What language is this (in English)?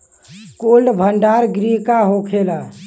Bhojpuri